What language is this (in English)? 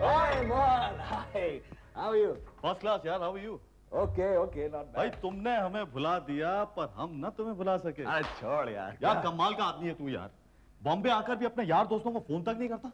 Hindi